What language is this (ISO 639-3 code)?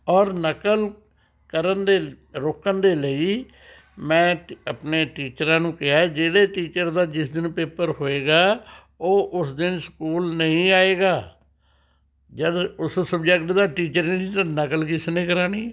pan